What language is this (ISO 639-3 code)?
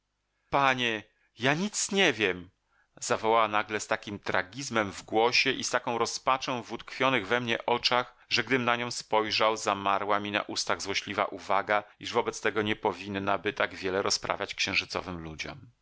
pol